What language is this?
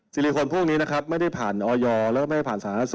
Thai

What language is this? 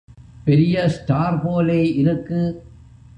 Tamil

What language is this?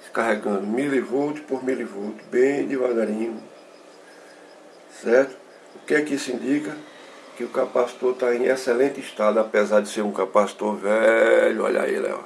Portuguese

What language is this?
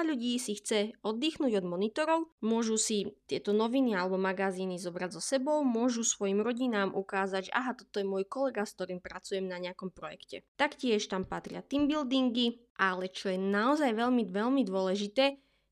Slovak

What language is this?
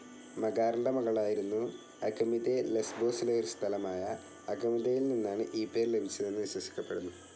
Malayalam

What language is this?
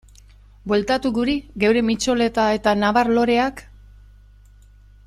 Basque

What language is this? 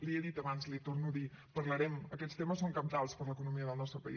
Catalan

